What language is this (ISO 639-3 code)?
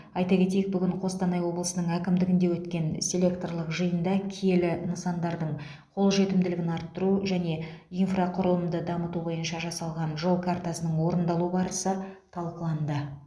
kaz